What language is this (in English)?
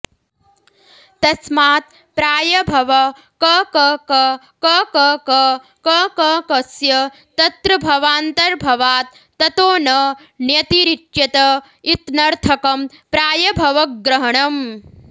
Sanskrit